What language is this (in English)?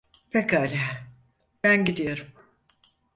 Turkish